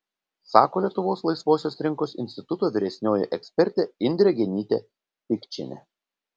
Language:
Lithuanian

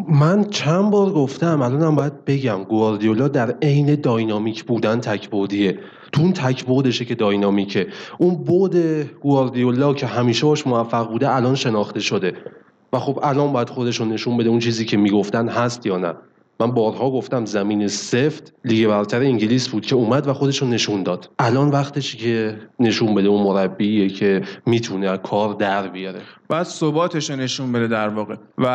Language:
Persian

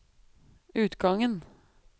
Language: Norwegian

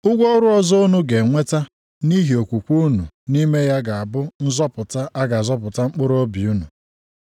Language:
Igbo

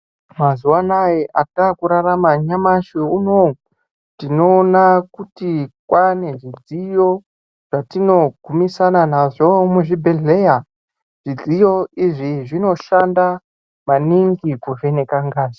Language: Ndau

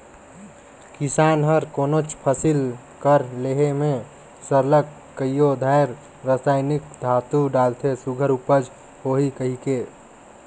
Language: Chhattisgarhi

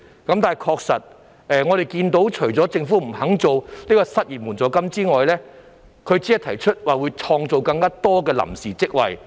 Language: Cantonese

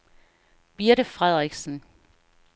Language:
Danish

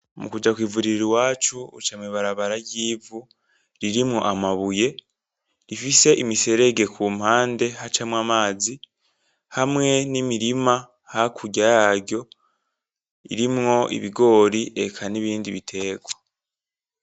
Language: Rundi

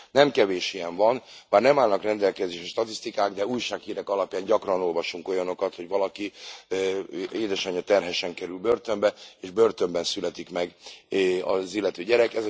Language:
Hungarian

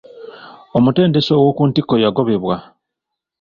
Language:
Ganda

